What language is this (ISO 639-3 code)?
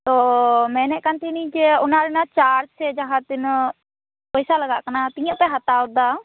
sat